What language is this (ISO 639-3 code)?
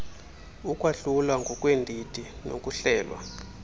xho